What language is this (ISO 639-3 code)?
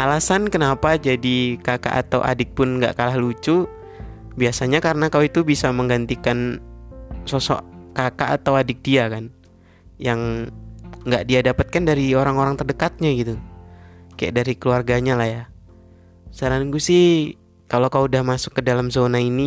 ind